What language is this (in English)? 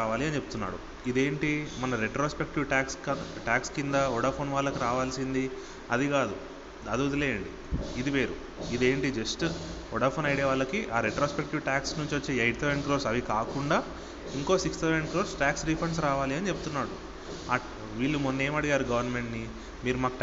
Telugu